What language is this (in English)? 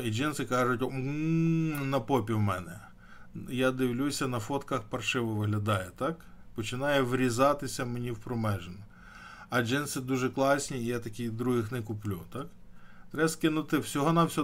Ukrainian